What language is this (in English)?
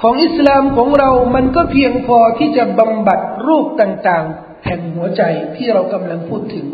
Thai